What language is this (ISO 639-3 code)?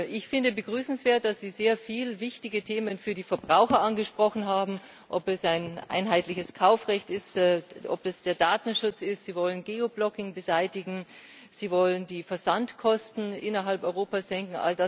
deu